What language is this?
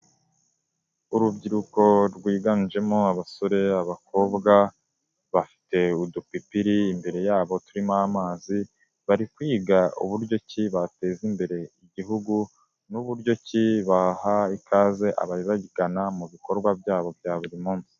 Kinyarwanda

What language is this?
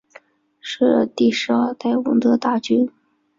Chinese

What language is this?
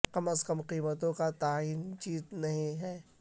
Urdu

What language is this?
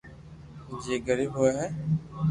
Loarki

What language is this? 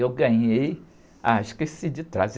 Portuguese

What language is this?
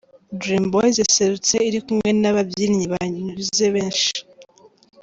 Kinyarwanda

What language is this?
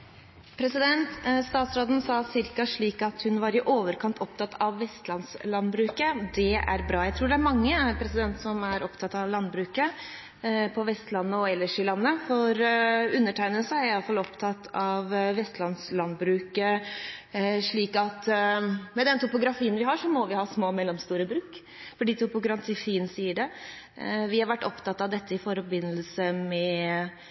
Norwegian Bokmål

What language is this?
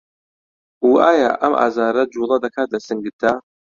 Central Kurdish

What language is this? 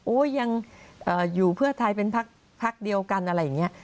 Thai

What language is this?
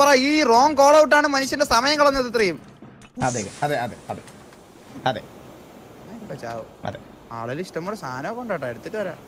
Malayalam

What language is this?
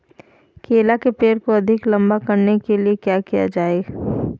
Magahi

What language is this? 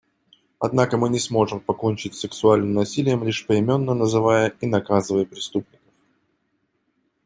Russian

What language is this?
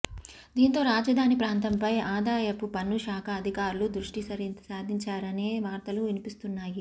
Telugu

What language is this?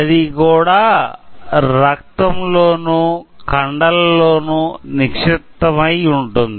Telugu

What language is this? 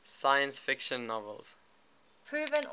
English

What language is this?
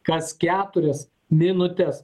Lithuanian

